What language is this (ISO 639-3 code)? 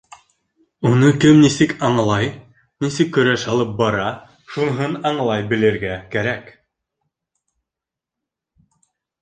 bak